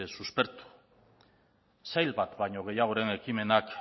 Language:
Basque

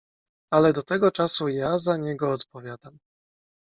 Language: Polish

